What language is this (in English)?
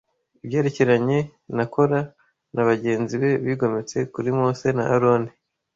Kinyarwanda